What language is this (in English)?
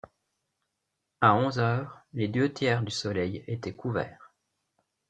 French